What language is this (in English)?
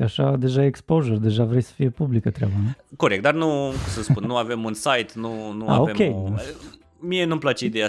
Romanian